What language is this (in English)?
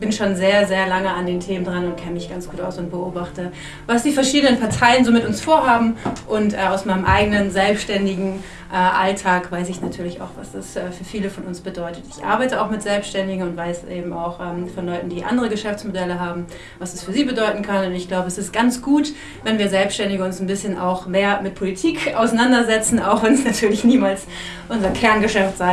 German